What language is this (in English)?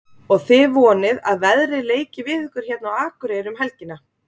Icelandic